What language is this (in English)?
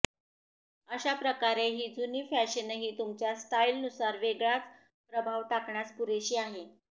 Marathi